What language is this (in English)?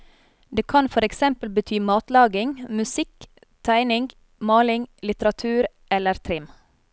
Norwegian